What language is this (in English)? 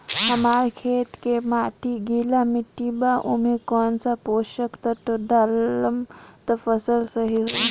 Bhojpuri